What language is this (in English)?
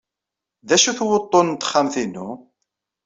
Kabyle